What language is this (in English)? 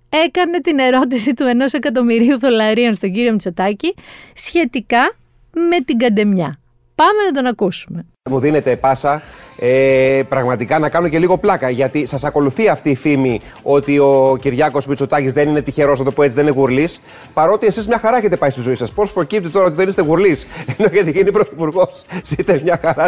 Greek